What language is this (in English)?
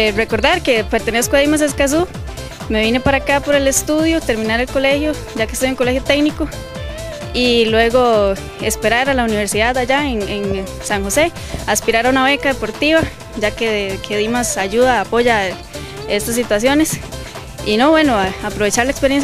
Spanish